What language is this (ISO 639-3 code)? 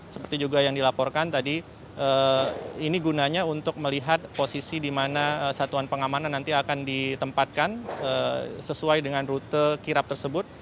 ind